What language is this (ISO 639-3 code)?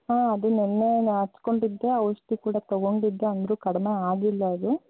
kan